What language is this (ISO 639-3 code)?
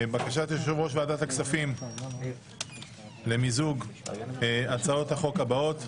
heb